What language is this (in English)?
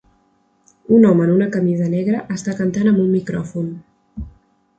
Catalan